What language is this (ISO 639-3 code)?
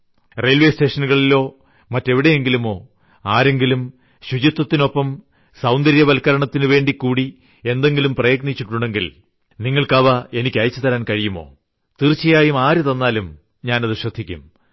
mal